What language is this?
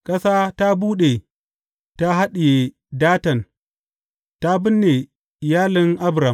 Hausa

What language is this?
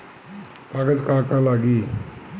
Bhojpuri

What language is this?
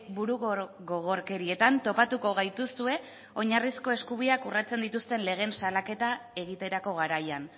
Basque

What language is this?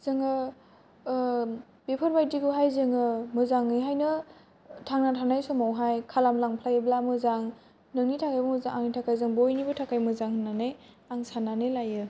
Bodo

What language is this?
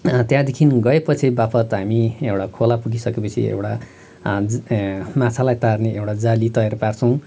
Nepali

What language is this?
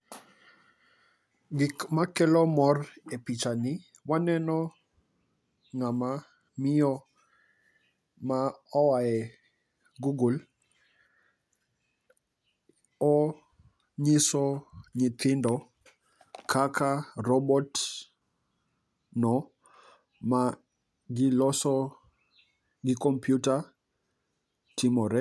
Luo (Kenya and Tanzania)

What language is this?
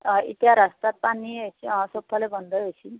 Assamese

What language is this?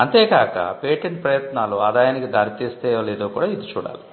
Telugu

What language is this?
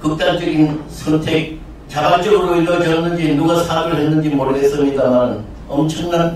Korean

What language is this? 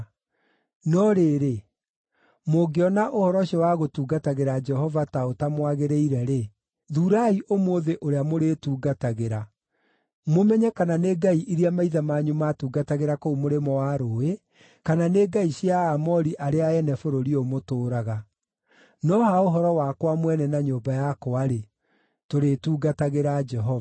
Kikuyu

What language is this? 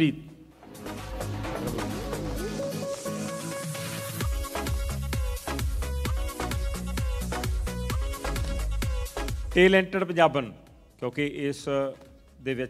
Punjabi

